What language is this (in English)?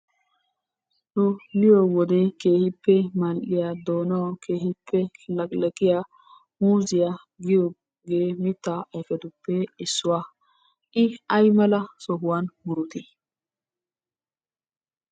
Wolaytta